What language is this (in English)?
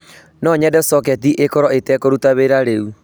Kikuyu